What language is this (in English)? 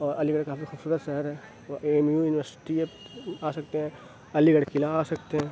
Urdu